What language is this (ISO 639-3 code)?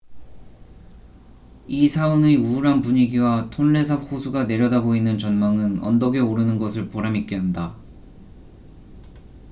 kor